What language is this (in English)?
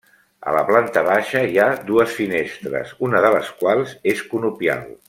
Catalan